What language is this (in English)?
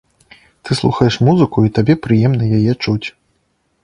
Belarusian